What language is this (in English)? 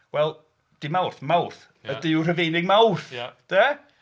Welsh